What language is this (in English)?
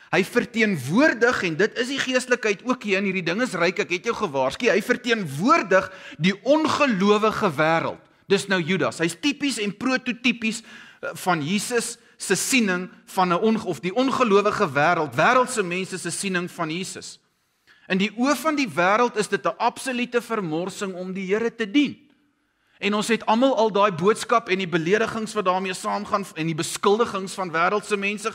Dutch